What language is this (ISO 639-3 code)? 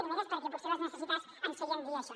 cat